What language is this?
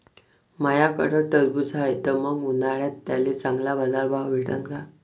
Marathi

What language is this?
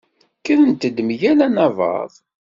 Kabyle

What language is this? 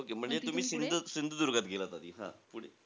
Marathi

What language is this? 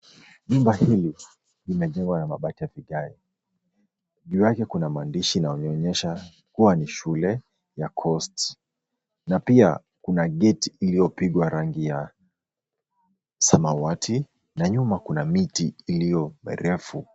Swahili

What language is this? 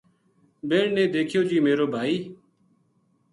Gujari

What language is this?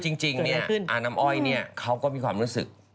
Thai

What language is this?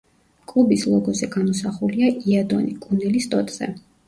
Georgian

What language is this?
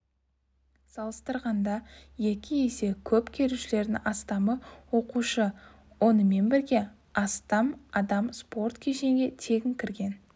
Kazakh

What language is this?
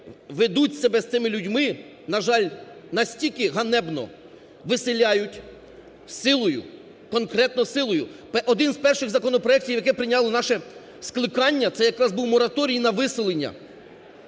Ukrainian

